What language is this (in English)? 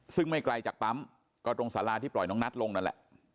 Thai